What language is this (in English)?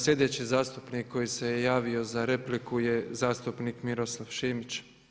Croatian